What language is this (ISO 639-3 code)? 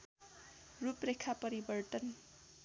nep